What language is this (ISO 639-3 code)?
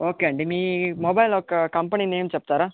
tel